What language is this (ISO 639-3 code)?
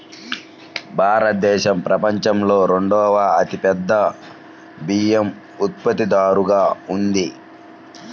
tel